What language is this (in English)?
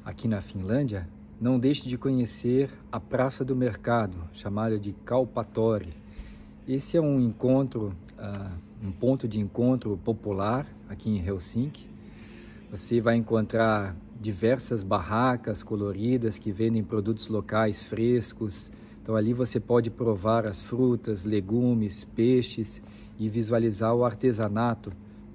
Portuguese